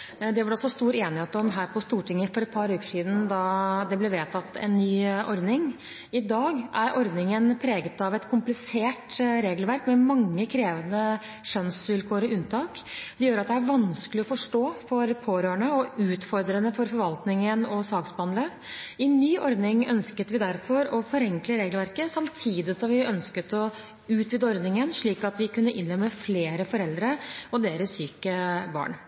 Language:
Norwegian Bokmål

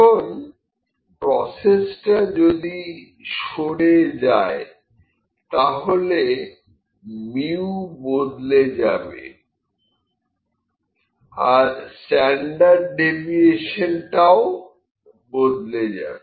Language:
Bangla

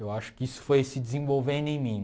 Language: Portuguese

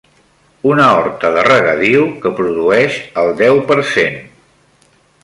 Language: Catalan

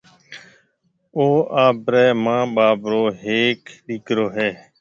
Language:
Marwari (Pakistan)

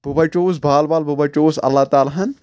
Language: Kashmiri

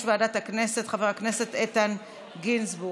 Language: Hebrew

